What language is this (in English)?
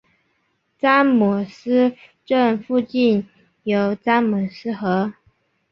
Chinese